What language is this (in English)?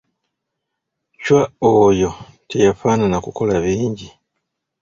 Ganda